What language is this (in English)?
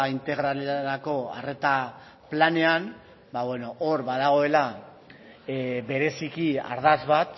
Basque